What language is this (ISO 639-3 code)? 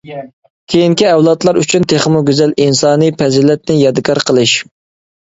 uig